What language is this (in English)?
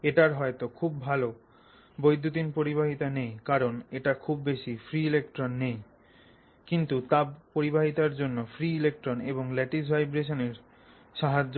Bangla